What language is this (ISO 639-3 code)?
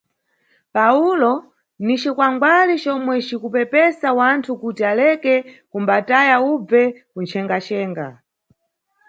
nyu